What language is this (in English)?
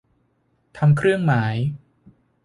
Thai